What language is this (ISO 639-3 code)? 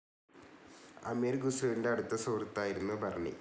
mal